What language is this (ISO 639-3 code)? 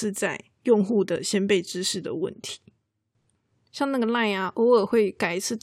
zho